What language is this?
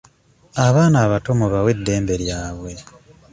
Ganda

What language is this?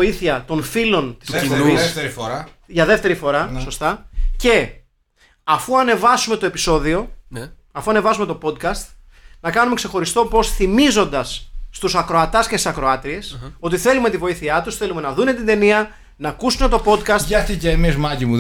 Greek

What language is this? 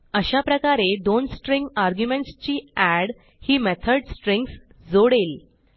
Marathi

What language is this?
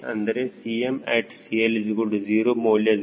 Kannada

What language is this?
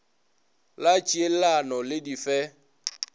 Northern Sotho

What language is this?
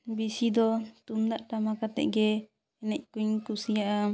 Santali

